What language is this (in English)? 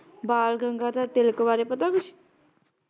Punjabi